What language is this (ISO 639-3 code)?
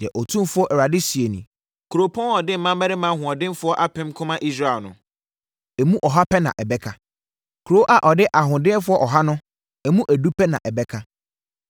aka